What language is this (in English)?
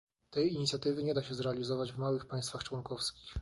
Polish